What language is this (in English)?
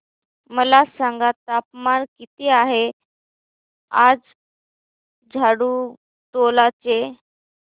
Marathi